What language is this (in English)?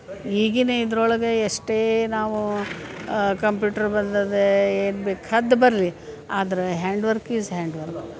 Kannada